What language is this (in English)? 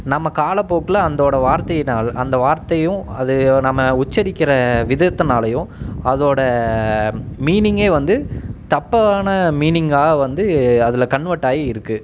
Tamil